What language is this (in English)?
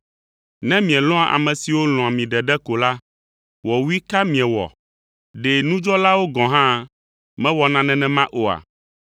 Ewe